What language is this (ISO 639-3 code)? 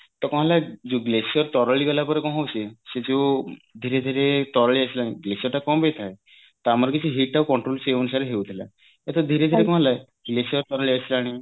ori